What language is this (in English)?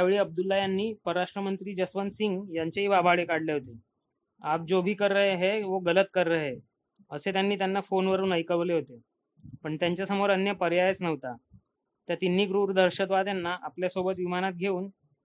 Marathi